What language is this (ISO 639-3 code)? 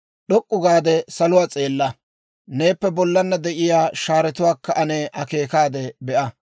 dwr